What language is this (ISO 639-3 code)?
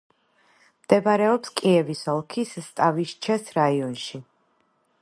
kat